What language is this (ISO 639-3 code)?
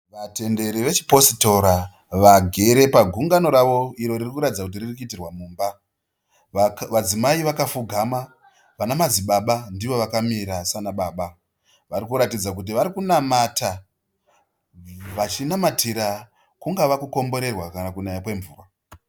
sna